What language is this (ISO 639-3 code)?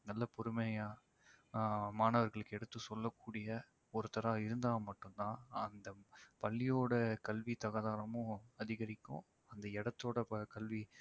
tam